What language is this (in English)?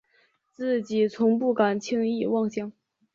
Chinese